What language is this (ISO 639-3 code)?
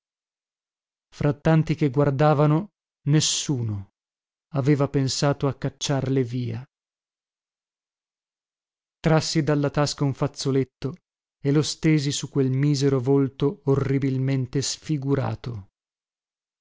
ita